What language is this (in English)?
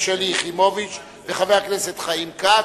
Hebrew